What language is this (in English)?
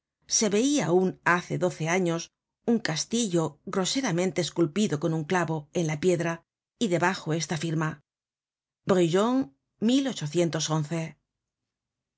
Spanish